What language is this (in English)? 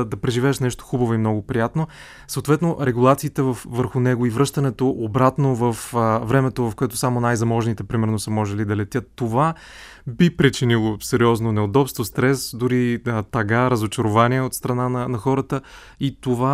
Bulgarian